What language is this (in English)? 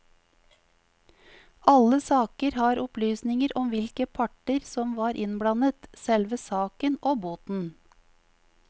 Norwegian